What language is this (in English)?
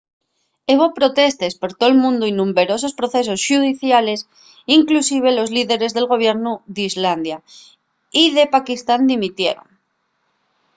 Asturian